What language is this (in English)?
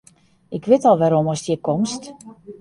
Western Frisian